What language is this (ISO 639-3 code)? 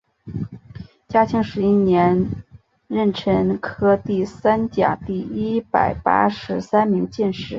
zho